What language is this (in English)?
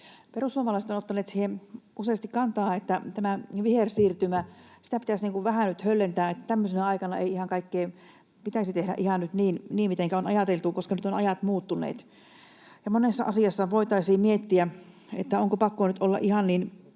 Finnish